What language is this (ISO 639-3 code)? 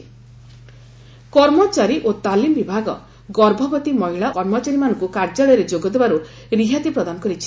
ori